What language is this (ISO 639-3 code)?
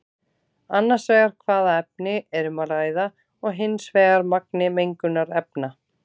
isl